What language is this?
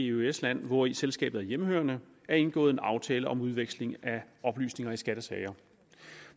Danish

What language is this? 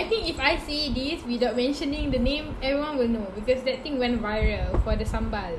Malay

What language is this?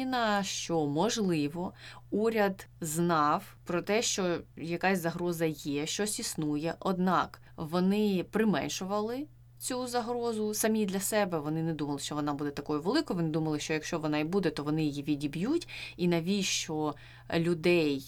Ukrainian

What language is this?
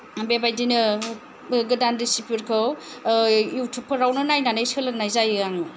Bodo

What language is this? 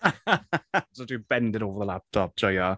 Welsh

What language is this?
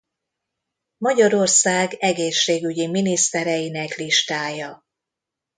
Hungarian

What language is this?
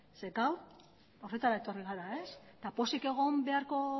Basque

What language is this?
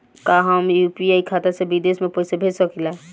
Bhojpuri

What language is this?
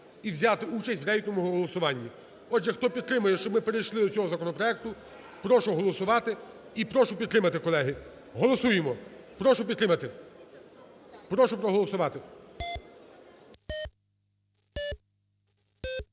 Ukrainian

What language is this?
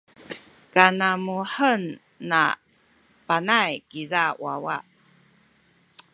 Sakizaya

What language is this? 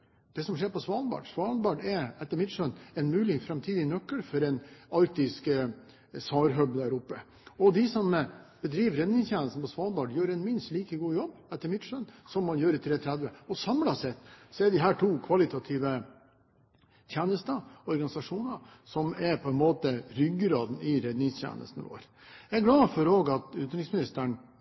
Norwegian Bokmål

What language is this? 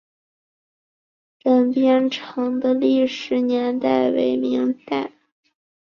Chinese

